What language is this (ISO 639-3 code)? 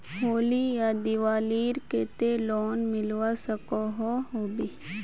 mag